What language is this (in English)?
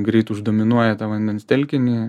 Lithuanian